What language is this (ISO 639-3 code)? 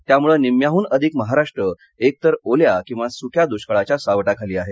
mar